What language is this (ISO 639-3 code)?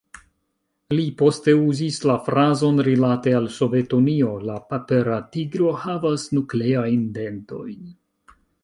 epo